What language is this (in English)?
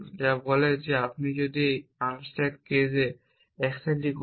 Bangla